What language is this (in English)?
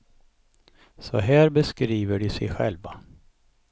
Swedish